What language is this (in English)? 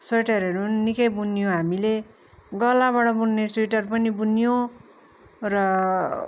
Nepali